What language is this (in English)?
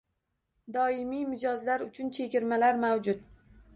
Uzbek